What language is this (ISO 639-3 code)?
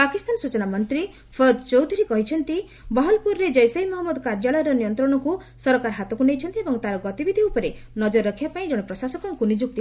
ori